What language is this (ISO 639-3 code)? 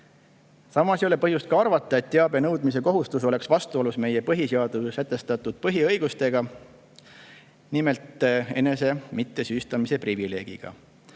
est